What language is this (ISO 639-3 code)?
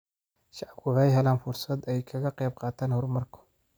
som